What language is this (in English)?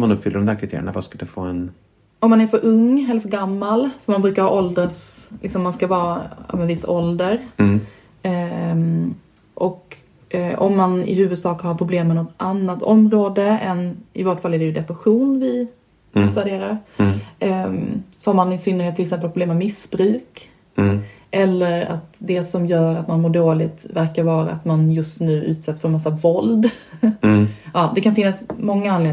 Swedish